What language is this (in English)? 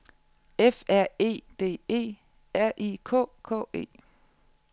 Danish